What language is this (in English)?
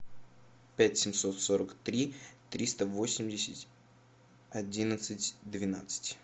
Russian